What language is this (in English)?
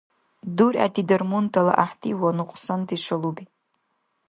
Dargwa